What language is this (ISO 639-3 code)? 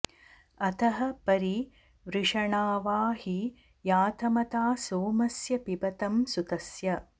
san